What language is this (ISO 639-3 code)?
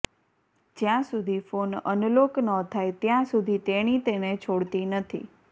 guj